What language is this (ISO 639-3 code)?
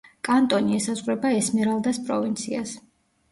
kat